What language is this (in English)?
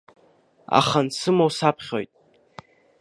Abkhazian